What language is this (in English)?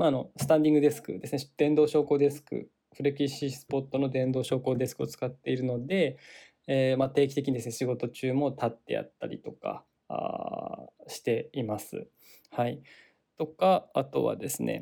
Japanese